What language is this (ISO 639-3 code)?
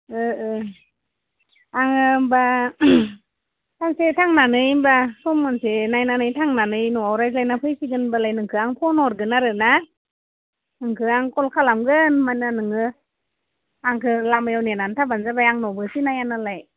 brx